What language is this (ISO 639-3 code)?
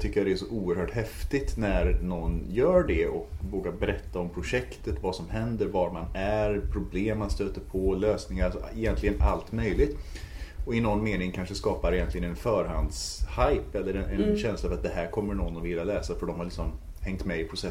swe